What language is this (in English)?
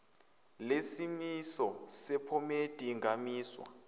Zulu